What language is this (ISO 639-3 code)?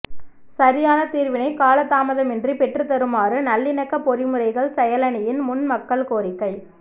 tam